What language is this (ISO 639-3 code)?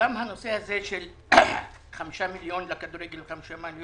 heb